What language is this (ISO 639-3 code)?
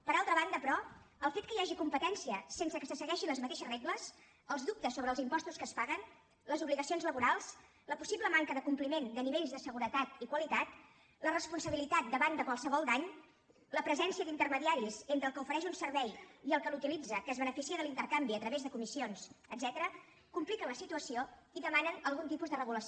cat